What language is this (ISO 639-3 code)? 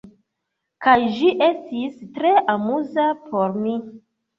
epo